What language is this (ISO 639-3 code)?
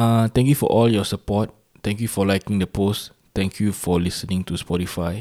msa